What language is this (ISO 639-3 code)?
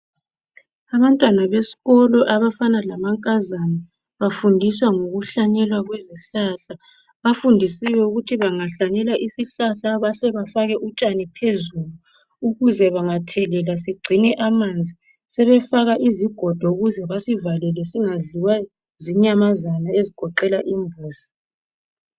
nde